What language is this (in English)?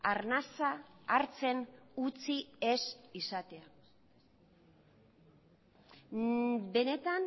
Basque